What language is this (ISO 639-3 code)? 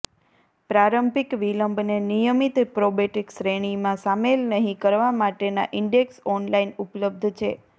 guj